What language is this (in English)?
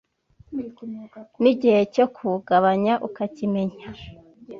Kinyarwanda